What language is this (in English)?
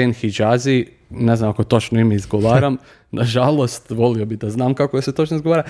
Croatian